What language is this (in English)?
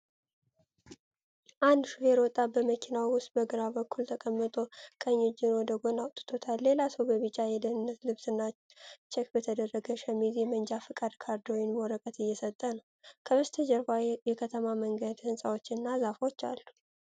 Amharic